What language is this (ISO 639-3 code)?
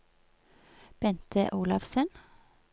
nor